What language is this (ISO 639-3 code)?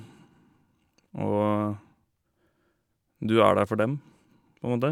nor